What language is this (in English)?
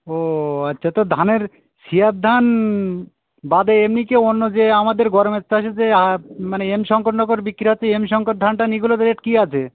Bangla